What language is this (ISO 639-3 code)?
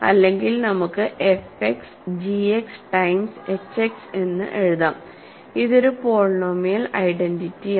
mal